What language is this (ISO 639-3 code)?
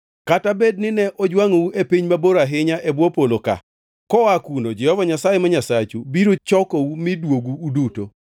luo